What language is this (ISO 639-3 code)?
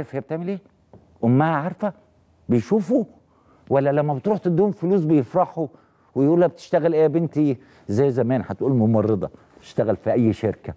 ara